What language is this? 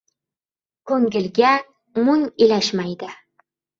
Uzbek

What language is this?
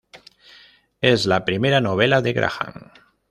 Spanish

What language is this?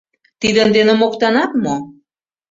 Mari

